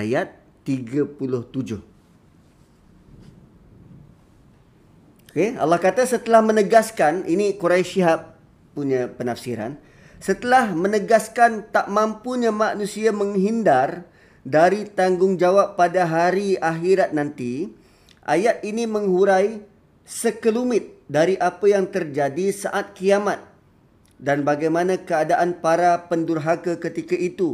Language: Malay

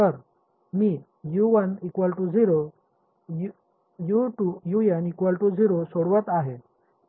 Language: Marathi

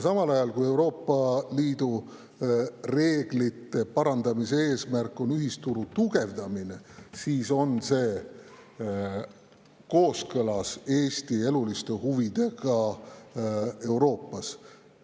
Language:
Estonian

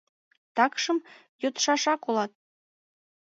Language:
Mari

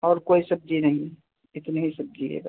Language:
Hindi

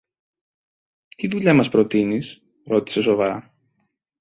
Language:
Greek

